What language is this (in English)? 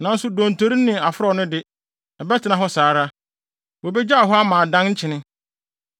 Akan